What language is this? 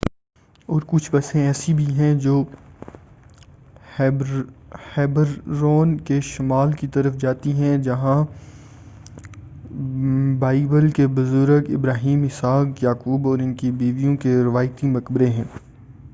Urdu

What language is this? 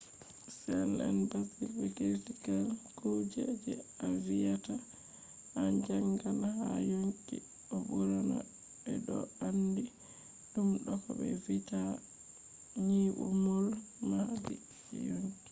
Fula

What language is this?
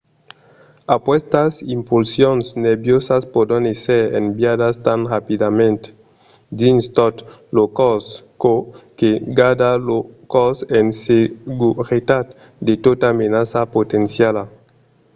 Occitan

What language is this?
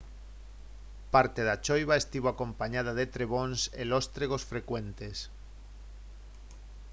Galician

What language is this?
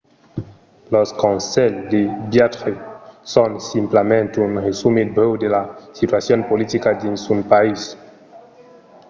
Occitan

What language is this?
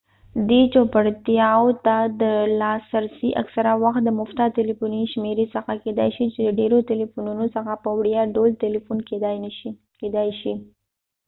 Pashto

